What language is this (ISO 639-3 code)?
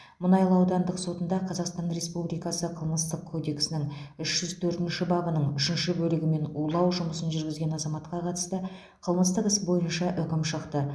kaz